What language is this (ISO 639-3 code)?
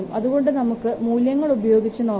mal